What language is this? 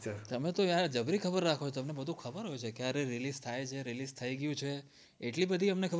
Gujarati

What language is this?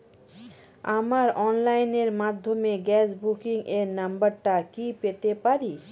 Bangla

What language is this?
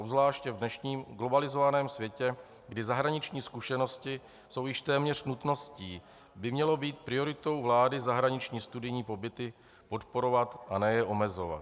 Czech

